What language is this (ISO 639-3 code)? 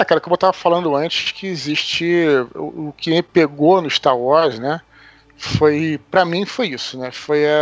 por